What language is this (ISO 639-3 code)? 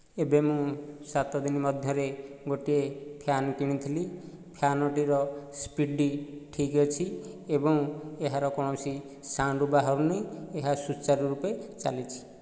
ori